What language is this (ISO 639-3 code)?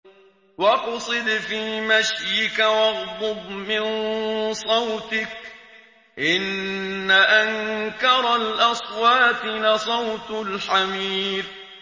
ara